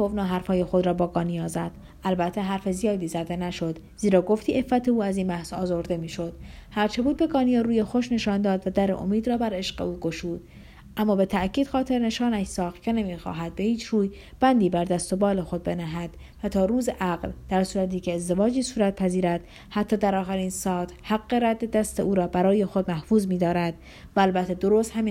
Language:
Persian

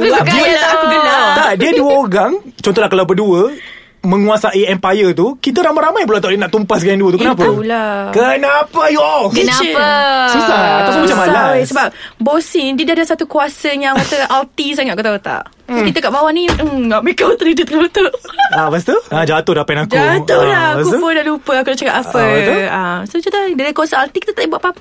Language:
Malay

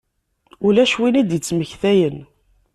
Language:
Kabyle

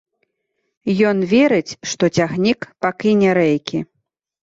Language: Belarusian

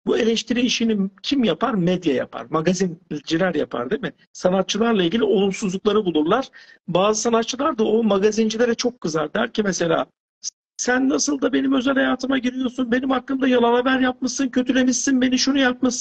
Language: Turkish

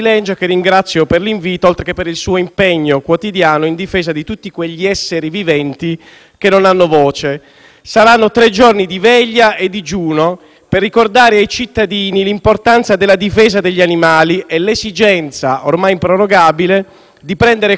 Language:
Italian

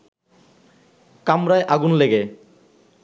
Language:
Bangla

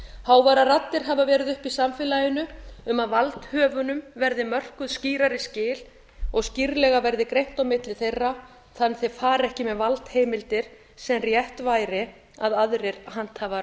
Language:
Icelandic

